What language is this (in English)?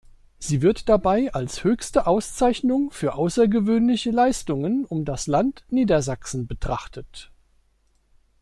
German